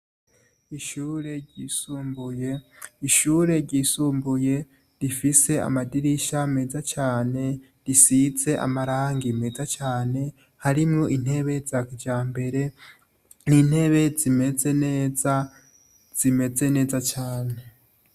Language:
Rundi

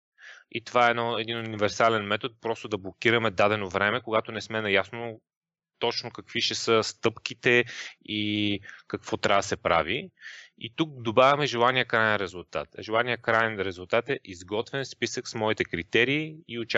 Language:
Bulgarian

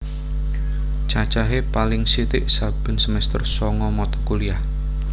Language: Javanese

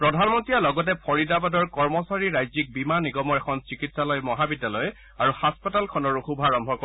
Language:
Assamese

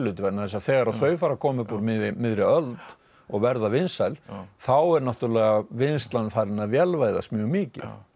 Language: Icelandic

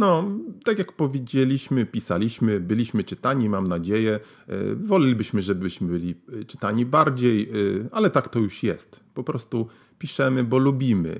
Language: Polish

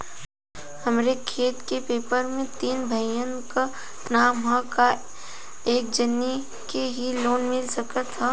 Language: Bhojpuri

